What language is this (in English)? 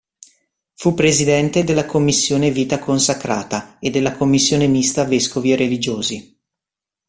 Italian